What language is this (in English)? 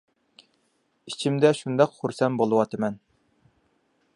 Uyghur